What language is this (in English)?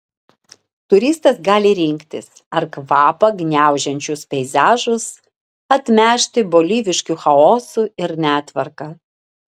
Lithuanian